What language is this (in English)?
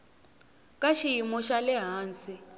Tsonga